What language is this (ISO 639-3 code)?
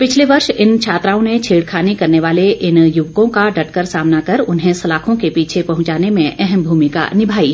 hin